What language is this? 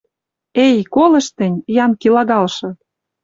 Western Mari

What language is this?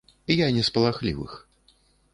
Belarusian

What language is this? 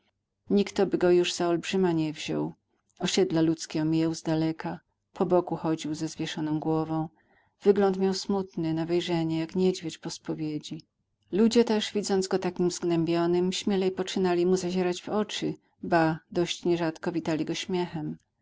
Polish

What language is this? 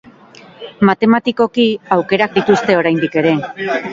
Basque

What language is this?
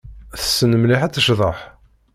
Kabyle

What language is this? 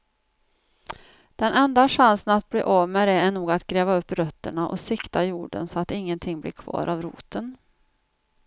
Swedish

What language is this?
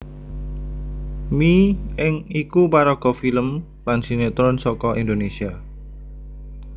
Javanese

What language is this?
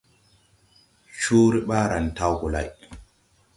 Tupuri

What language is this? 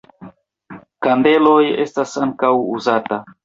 Esperanto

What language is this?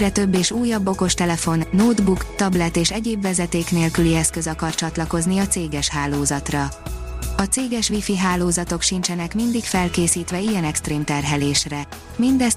Hungarian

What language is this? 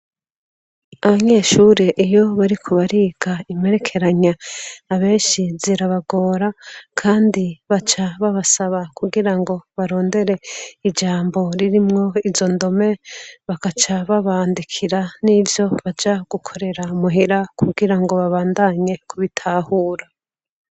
Rundi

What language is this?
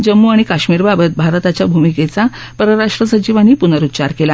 Marathi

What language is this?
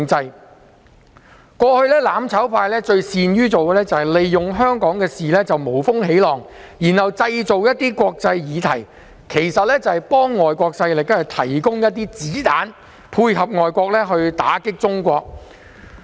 Cantonese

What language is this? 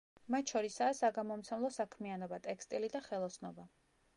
Georgian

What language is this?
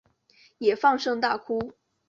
Chinese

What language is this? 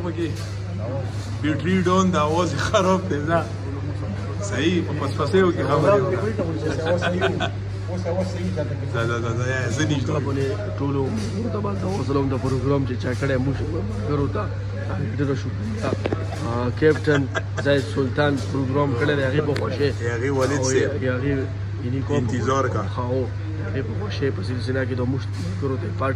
Arabic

